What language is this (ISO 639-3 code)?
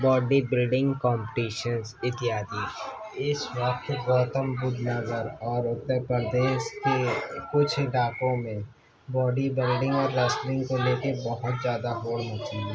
urd